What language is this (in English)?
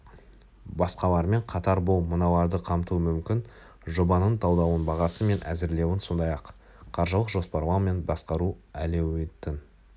Kazakh